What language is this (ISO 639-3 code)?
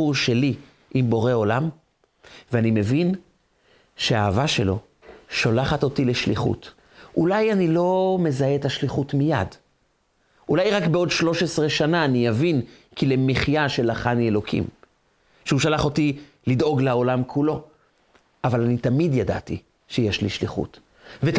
heb